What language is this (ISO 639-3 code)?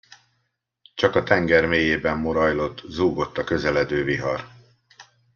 hun